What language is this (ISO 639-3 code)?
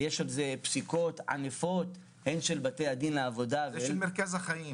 heb